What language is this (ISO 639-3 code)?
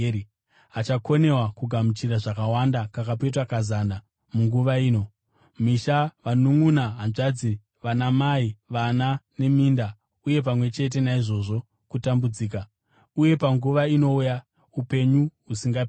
sna